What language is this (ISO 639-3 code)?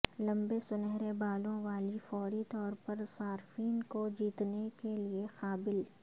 urd